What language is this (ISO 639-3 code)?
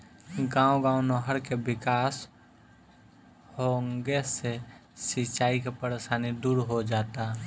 bho